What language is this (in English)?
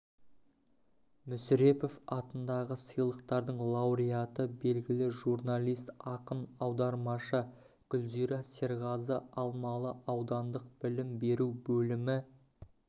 Kazakh